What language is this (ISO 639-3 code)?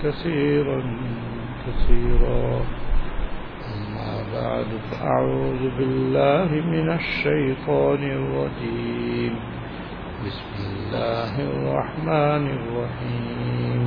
urd